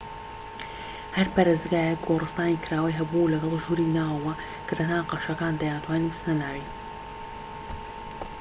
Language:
Central Kurdish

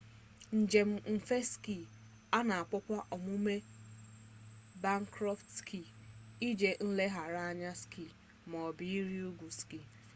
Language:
Igbo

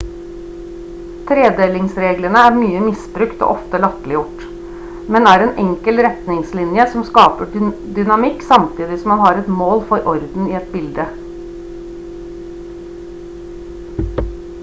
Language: Norwegian Bokmål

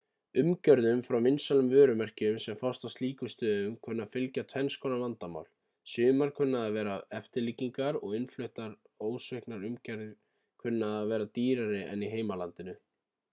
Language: Icelandic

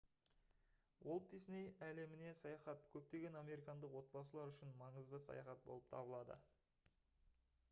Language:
Kazakh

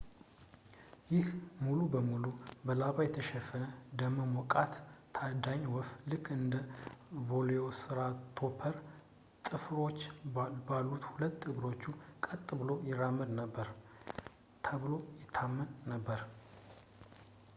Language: Amharic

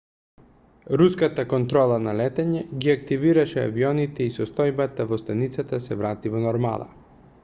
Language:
Macedonian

